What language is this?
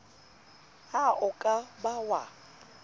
Southern Sotho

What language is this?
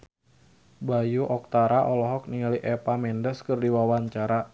Sundanese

